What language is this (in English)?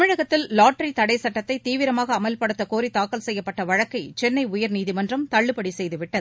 Tamil